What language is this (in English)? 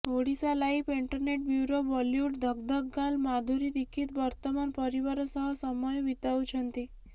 Odia